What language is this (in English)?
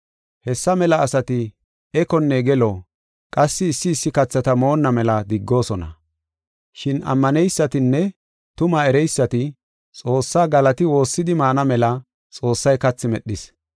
Gofa